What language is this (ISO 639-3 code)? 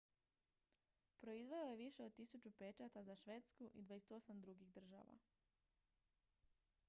hrv